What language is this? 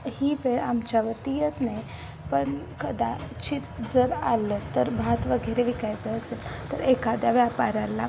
Marathi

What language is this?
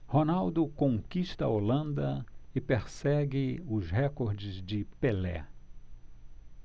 Portuguese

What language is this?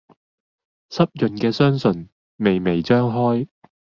Cantonese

